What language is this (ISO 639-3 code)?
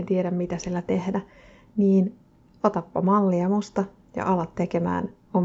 fin